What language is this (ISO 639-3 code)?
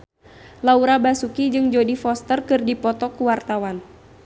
sun